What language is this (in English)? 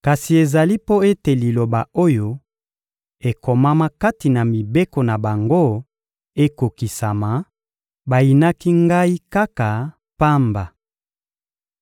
Lingala